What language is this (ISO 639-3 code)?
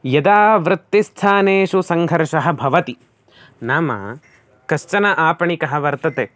san